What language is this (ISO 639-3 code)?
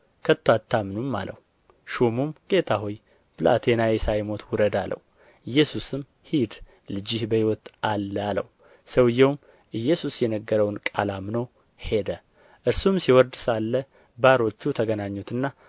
amh